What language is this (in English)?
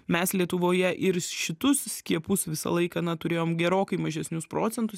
Lithuanian